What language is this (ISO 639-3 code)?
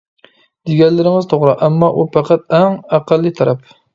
uig